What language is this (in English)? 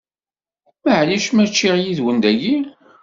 Kabyle